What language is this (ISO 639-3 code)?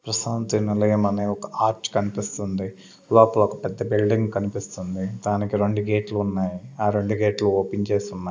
tel